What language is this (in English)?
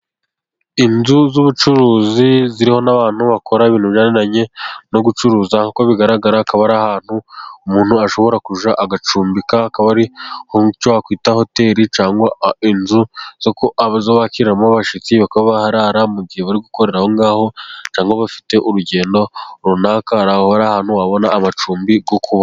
Kinyarwanda